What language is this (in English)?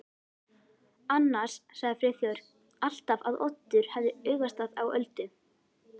Icelandic